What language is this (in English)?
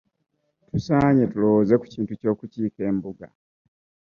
Ganda